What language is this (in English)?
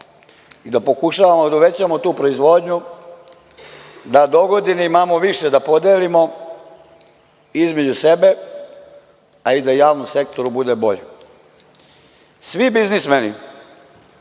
Serbian